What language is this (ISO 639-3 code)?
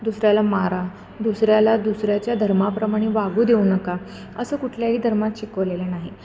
mar